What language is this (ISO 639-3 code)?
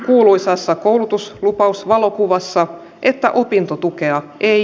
fin